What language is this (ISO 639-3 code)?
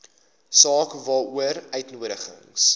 afr